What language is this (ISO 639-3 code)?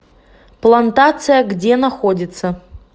rus